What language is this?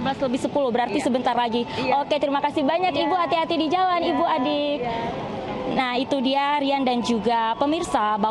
Indonesian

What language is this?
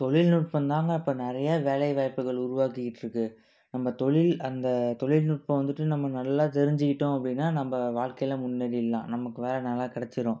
Tamil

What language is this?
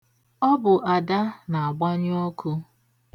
Igbo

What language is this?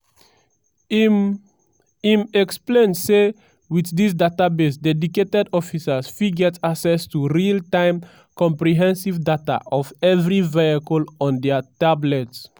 Nigerian Pidgin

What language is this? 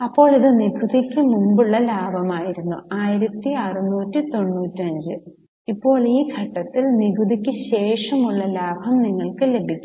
Malayalam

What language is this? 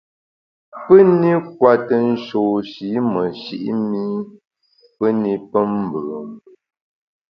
Bamun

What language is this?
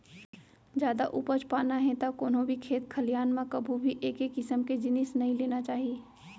Chhattisgarhi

